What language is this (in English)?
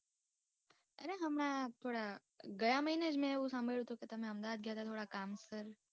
Gujarati